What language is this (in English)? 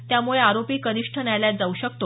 Marathi